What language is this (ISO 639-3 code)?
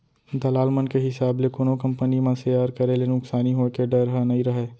hne